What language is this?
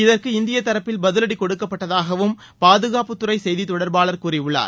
Tamil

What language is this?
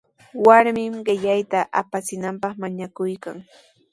Sihuas Ancash Quechua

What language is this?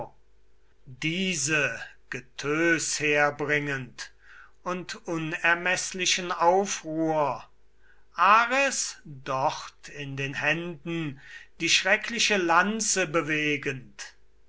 German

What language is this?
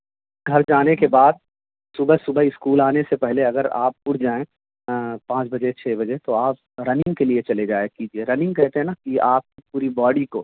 Urdu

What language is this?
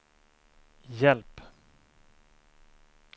Swedish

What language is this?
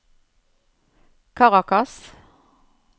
Norwegian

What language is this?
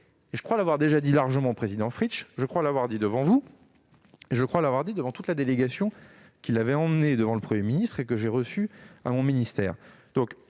French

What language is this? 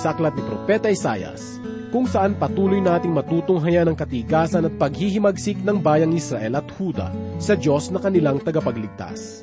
Filipino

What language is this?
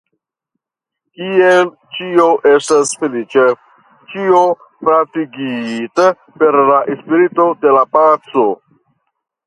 Esperanto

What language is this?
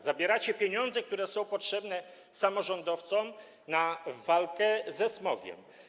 Polish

